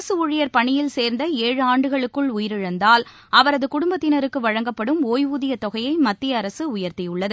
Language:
Tamil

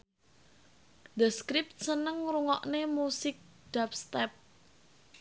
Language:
Javanese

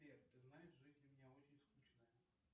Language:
Russian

